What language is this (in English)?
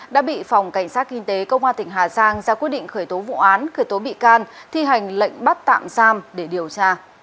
Vietnamese